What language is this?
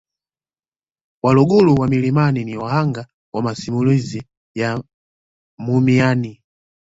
Swahili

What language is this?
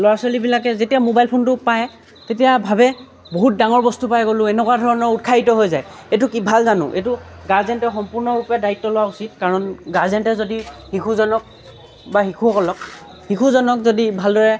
Assamese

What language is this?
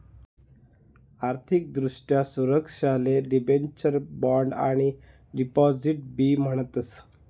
Marathi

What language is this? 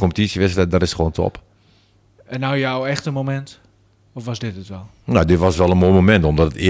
Dutch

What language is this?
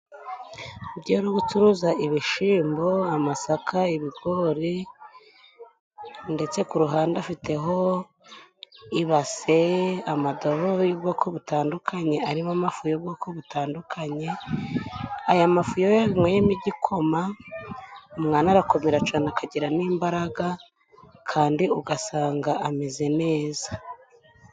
Kinyarwanda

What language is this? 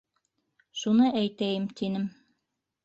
Bashkir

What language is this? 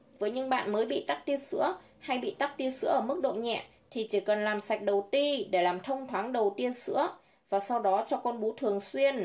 Vietnamese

